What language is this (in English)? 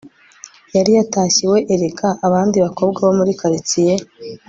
Kinyarwanda